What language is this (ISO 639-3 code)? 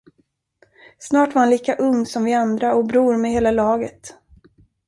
swe